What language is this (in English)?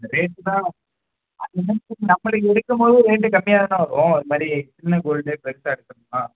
Tamil